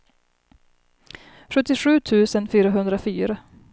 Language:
Swedish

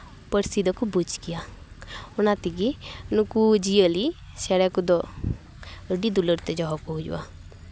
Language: Santali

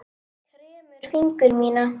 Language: Icelandic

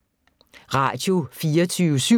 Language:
Danish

